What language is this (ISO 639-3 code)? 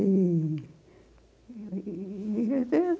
por